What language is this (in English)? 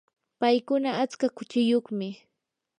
Yanahuanca Pasco Quechua